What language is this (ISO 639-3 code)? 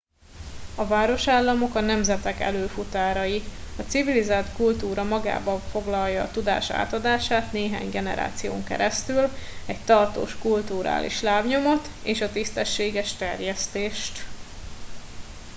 hun